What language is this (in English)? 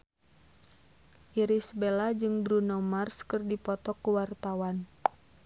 Sundanese